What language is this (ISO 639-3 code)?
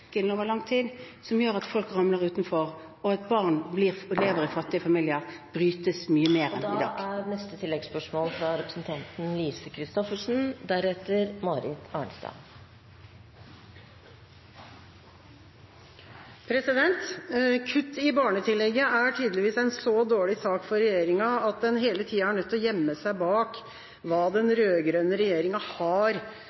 nor